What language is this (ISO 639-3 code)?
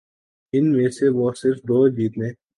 urd